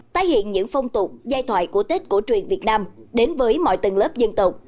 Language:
Vietnamese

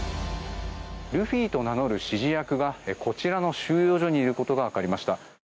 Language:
Japanese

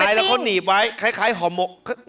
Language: Thai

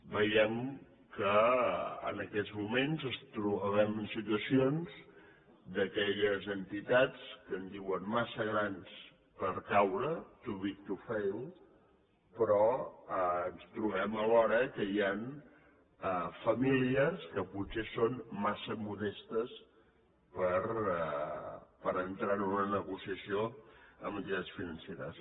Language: Catalan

